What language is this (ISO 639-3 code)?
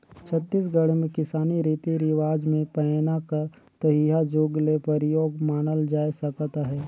hne